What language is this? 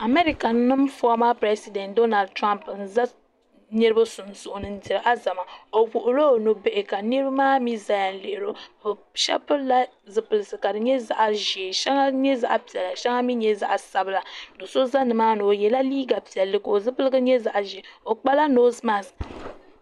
Dagbani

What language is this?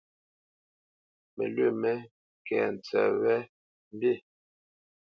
Bamenyam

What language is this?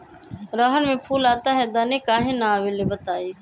Magahi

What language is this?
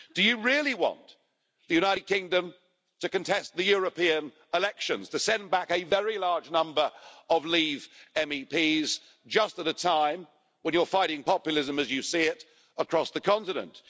English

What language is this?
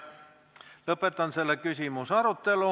Estonian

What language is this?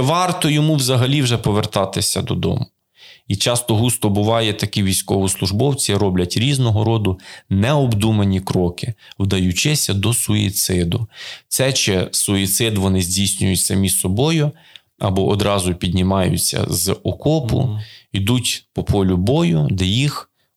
Ukrainian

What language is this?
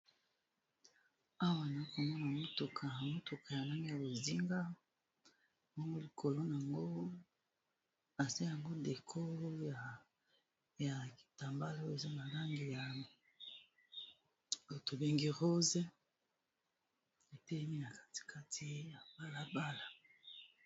Lingala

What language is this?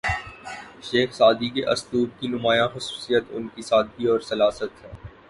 Urdu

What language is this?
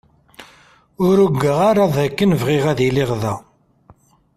Kabyle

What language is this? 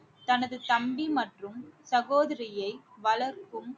Tamil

